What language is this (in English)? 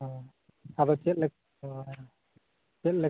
Santali